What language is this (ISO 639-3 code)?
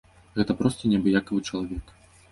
bel